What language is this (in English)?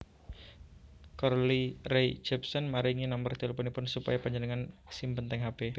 Javanese